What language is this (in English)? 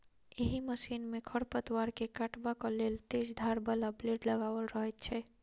Maithili